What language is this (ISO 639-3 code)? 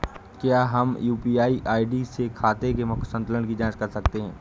hin